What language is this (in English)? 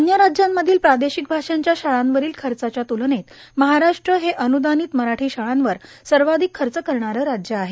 Marathi